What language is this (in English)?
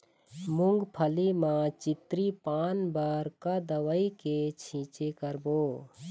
Chhattisgarhi